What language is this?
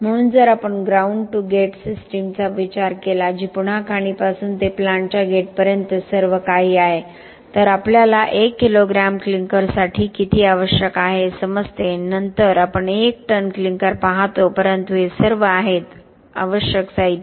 Marathi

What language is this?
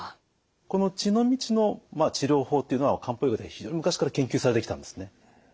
Japanese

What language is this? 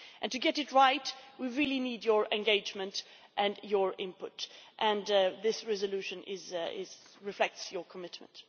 English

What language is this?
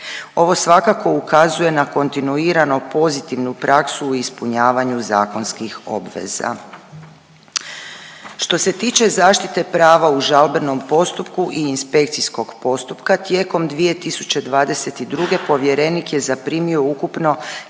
Croatian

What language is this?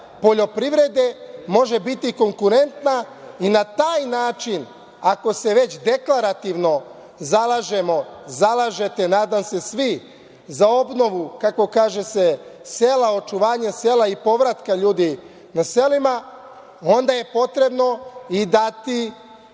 Serbian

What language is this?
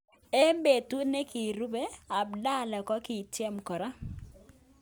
Kalenjin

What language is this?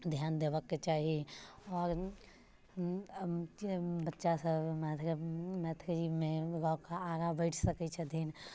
Maithili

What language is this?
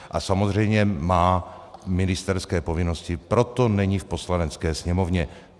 Czech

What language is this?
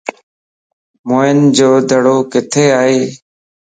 Lasi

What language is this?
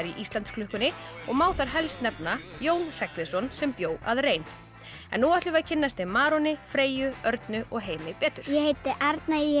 Icelandic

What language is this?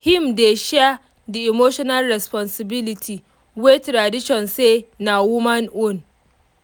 Nigerian Pidgin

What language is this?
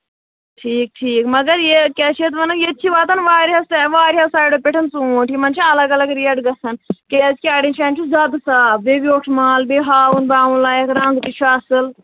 Kashmiri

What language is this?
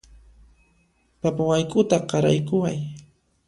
Puno Quechua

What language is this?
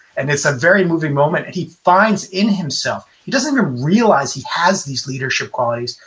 English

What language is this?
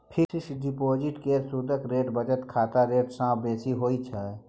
Maithili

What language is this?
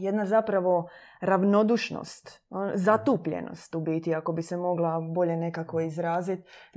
Croatian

